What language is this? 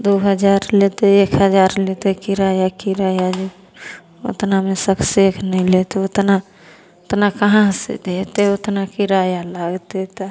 Maithili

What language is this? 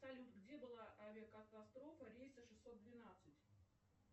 Russian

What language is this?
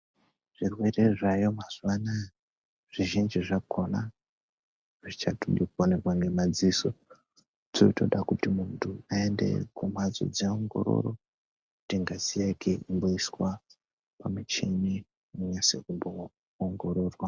Ndau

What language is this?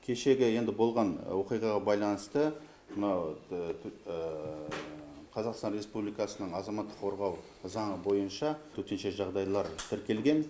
Kazakh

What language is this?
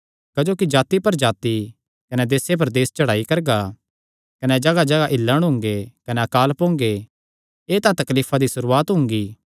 Kangri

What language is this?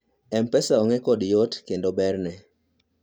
Luo (Kenya and Tanzania)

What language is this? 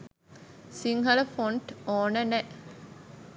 Sinhala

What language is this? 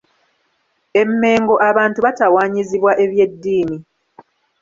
Ganda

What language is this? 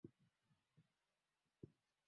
Swahili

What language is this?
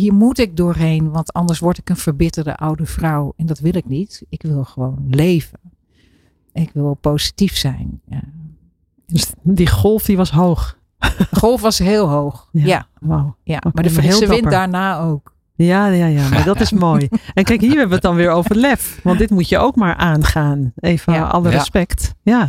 Dutch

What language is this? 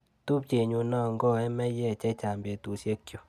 Kalenjin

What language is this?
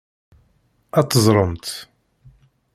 Kabyle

